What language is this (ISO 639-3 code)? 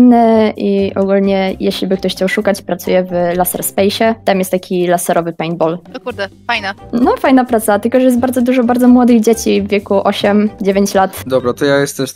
pol